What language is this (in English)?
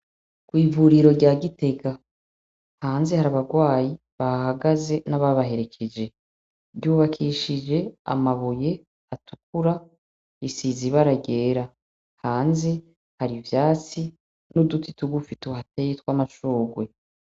Rundi